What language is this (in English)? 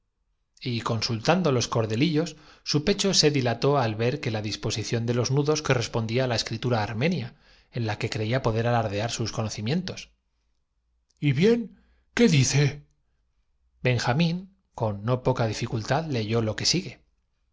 Spanish